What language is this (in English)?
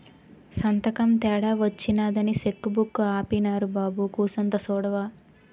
Telugu